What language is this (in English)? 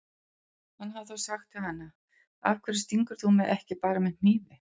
Icelandic